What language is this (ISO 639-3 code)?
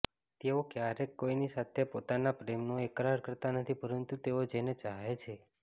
guj